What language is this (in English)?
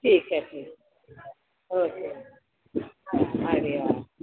Sindhi